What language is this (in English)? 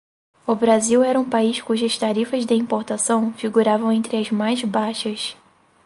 Portuguese